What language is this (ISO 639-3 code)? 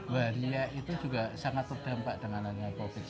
ind